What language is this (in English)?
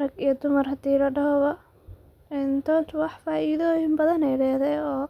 Somali